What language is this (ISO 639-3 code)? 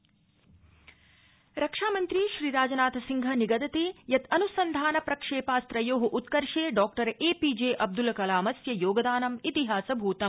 san